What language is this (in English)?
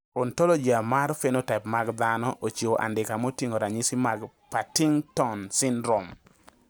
Luo (Kenya and Tanzania)